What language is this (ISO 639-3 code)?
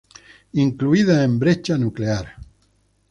spa